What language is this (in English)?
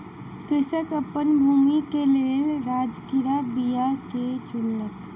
Maithili